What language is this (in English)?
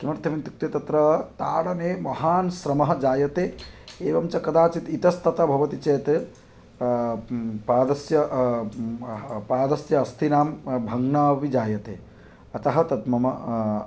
Sanskrit